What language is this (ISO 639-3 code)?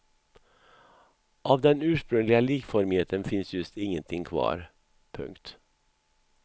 swe